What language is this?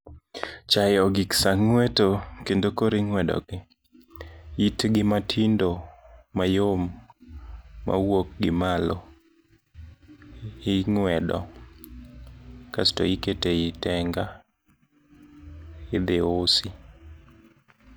Luo (Kenya and Tanzania)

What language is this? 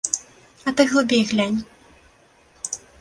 Belarusian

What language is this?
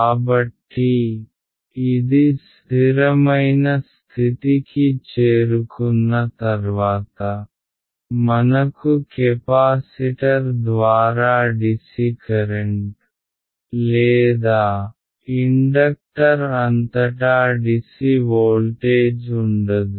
Telugu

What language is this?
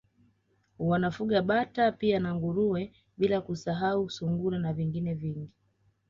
Swahili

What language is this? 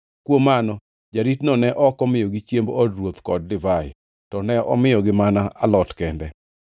Luo (Kenya and Tanzania)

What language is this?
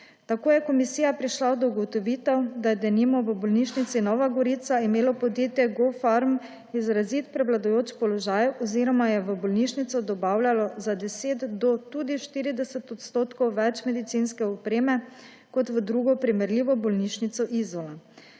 Slovenian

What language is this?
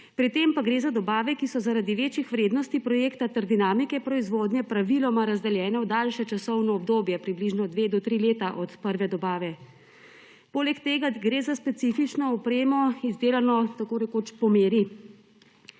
Slovenian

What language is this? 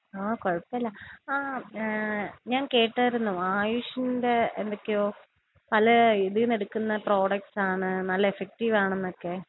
Malayalam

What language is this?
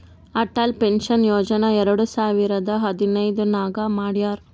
Kannada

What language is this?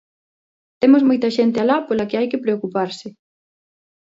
Galician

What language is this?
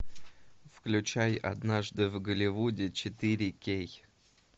Russian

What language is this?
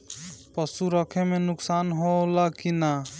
Bhojpuri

